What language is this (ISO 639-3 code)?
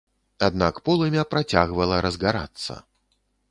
bel